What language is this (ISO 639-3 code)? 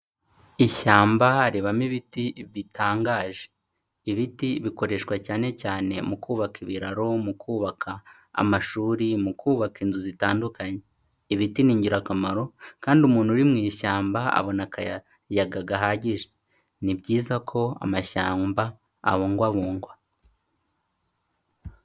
kin